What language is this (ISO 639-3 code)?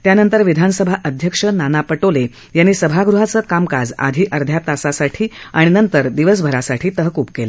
mar